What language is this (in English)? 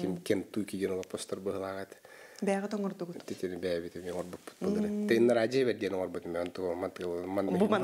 Russian